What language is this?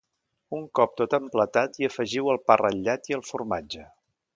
Catalan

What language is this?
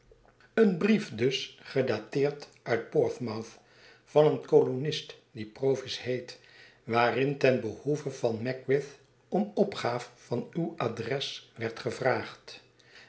Dutch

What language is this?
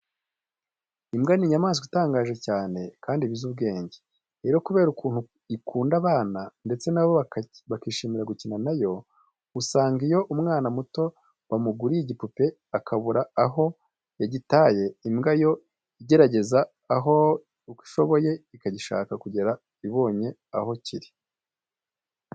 Kinyarwanda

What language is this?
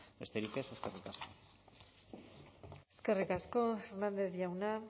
Basque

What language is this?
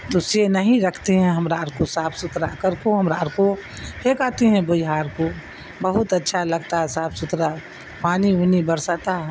Urdu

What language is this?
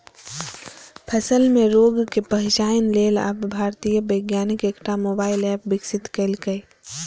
Maithili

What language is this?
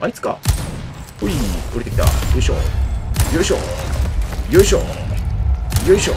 Japanese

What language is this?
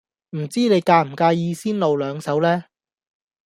Cantonese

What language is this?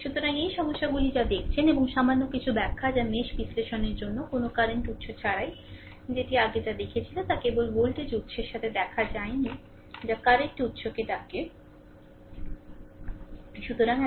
Bangla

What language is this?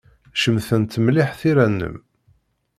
Kabyle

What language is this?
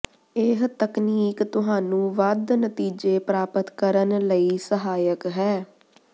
Punjabi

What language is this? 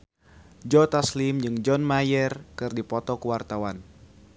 Sundanese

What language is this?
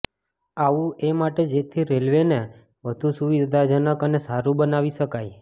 Gujarati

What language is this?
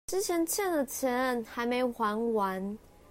Chinese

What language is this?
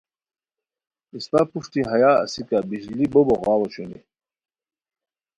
Khowar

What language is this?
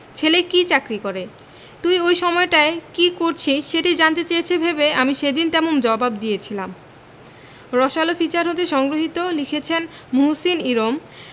Bangla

